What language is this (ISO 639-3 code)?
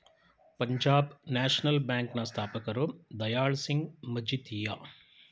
kan